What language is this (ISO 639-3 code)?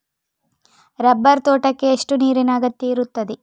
kan